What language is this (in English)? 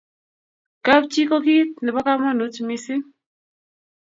Kalenjin